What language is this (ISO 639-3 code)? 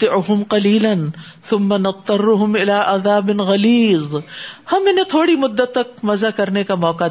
urd